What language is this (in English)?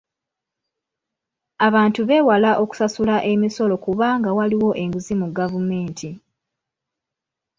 Ganda